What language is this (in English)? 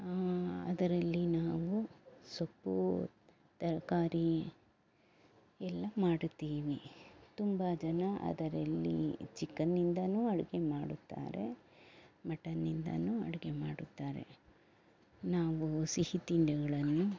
Kannada